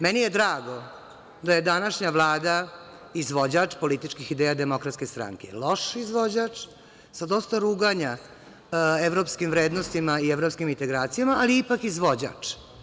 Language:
Serbian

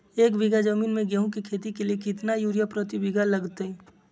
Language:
Magahi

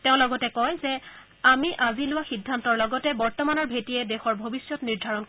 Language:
Assamese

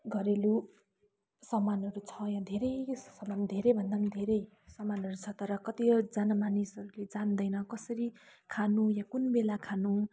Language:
Nepali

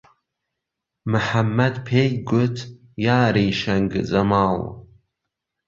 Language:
Central Kurdish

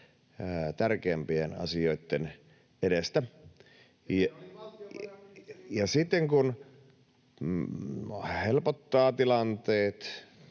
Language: Finnish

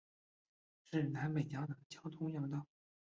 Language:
Chinese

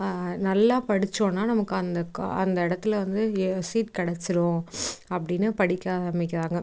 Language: Tamil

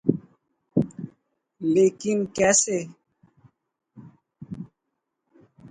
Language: Urdu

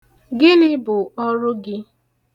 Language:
Igbo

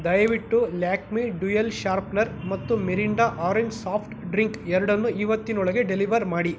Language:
Kannada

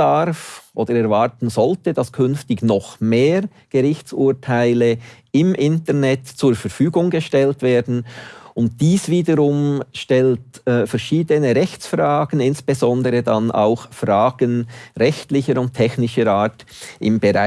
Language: German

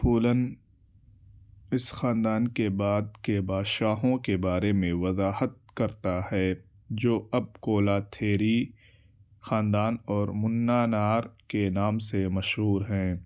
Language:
Urdu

